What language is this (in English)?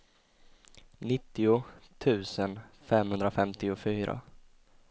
Swedish